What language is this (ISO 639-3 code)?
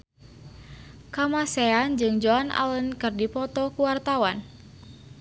sun